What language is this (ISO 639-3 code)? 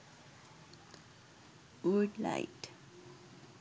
sin